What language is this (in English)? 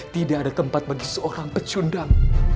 Indonesian